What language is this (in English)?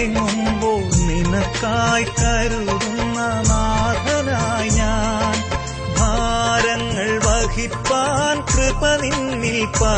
Malayalam